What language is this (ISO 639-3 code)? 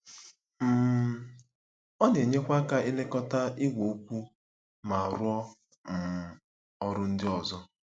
ibo